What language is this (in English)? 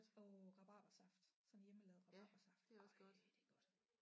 Danish